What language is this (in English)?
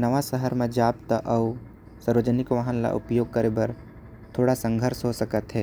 Korwa